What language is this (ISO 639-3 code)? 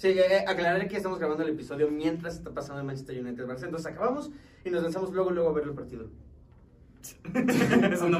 spa